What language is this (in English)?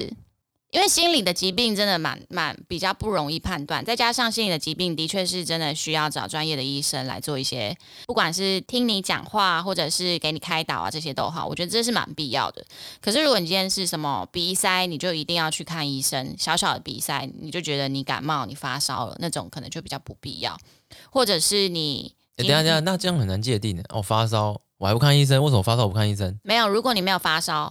Chinese